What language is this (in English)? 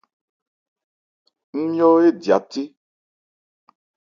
Ebrié